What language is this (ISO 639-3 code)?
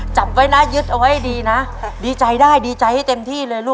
tha